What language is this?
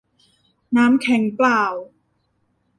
Thai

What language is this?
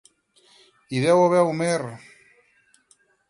Catalan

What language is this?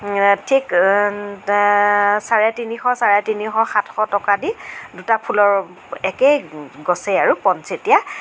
Assamese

